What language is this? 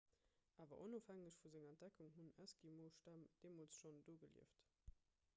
Luxembourgish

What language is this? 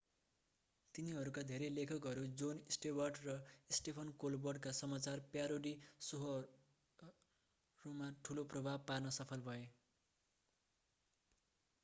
Nepali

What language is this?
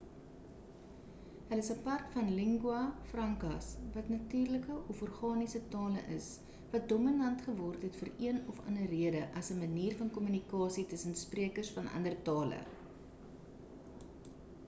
Afrikaans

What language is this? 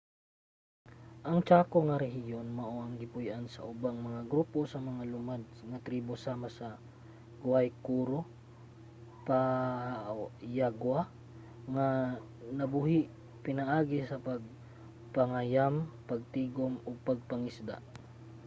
Cebuano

